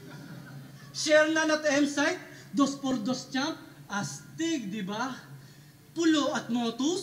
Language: Filipino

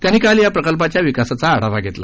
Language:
Marathi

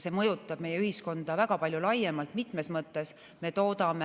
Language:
Estonian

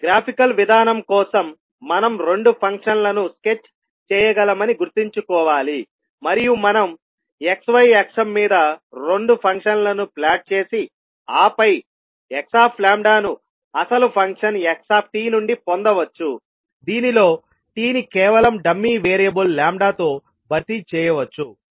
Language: Telugu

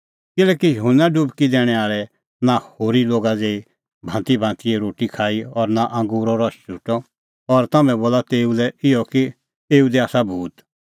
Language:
Kullu Pahari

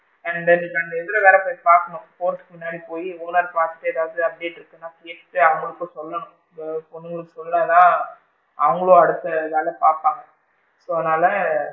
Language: Tamil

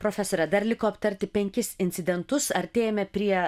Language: Lithuanian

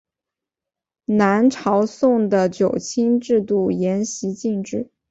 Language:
Chinese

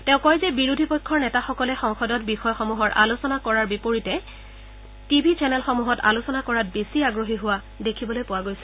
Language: Assamese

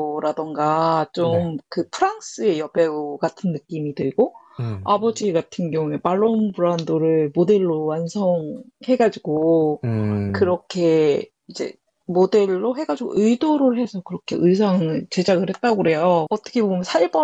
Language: Korean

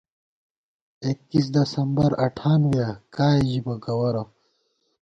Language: Gawar-Bati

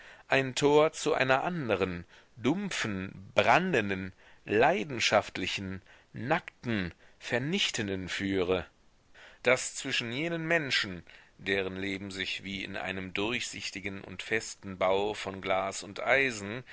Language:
German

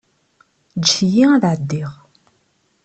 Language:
Kabyle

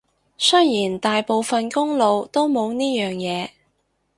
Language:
Cantonese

